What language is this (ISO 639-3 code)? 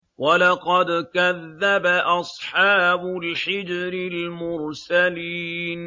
ara